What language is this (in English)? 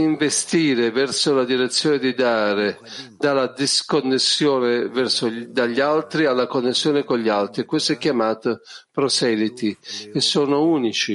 Italian